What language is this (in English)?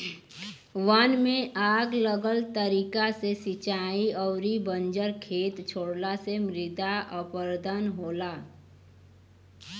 Bhojpuri